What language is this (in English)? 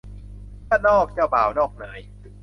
Thai